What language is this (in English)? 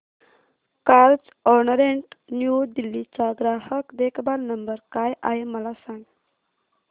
Marathi